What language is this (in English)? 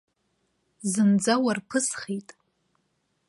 Abkhazian